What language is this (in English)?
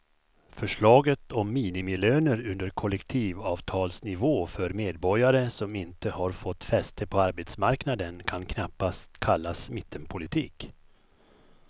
Swedish